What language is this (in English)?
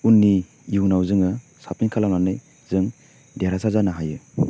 Bodo